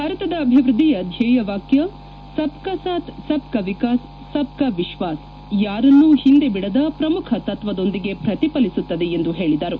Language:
Kannada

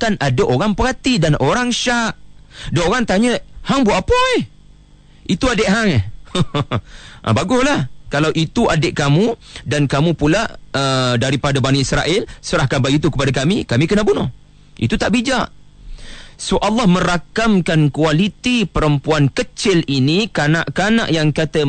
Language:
Malay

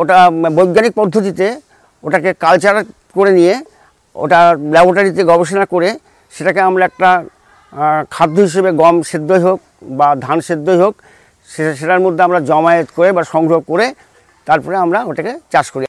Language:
Bangla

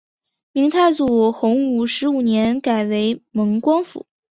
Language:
Chinese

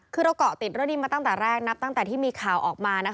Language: Thai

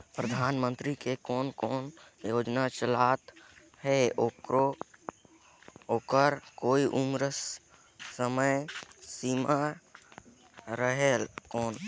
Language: Chhattisgarhi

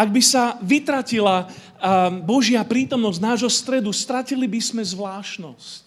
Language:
Slovak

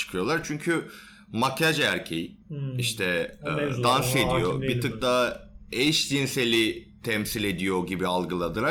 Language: Turkish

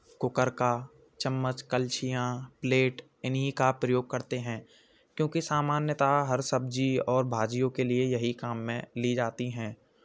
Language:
Hindi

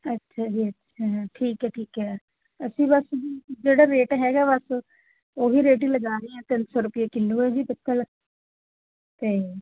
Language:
Punjabi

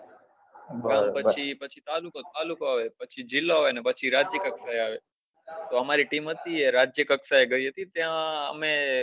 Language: Gujarati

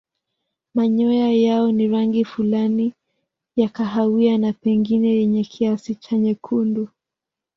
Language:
Swahili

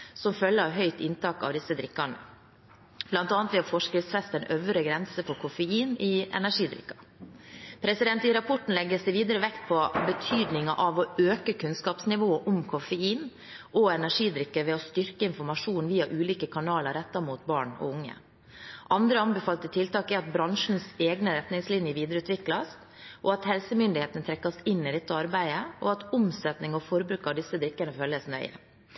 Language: Norwegian Bokmål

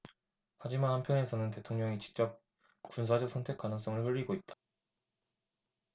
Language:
Korean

